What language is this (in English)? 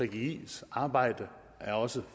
Danish